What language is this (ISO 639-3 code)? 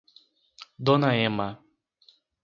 por